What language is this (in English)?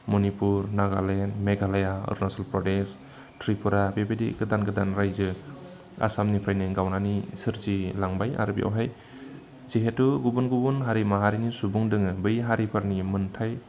Bodo